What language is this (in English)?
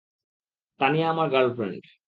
Bangla